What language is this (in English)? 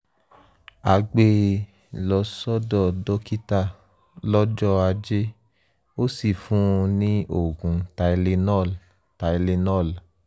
Yoruba